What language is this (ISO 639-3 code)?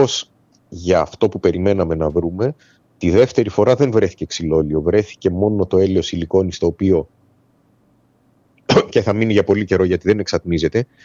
ell